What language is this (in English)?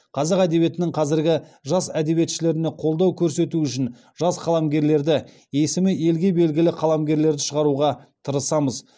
Kazakh